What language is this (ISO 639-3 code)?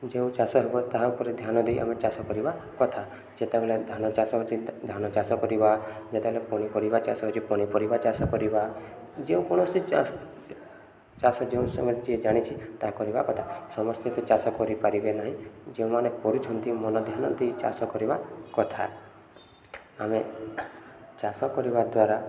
ori